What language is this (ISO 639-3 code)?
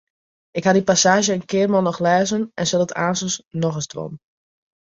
fry